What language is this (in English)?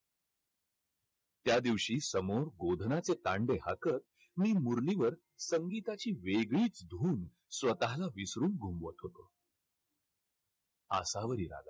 Marathi